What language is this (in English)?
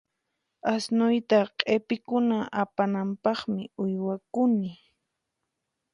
Puno Quechua